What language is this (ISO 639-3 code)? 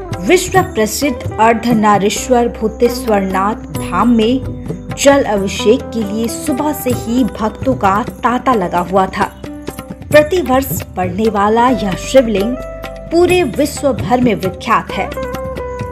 hin